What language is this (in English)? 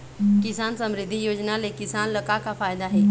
Chhattisgarhi